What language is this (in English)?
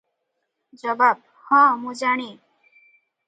Odia